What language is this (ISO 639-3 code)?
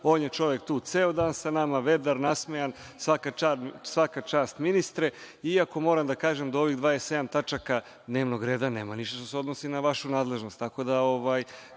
srp